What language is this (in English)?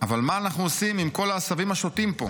Hebrew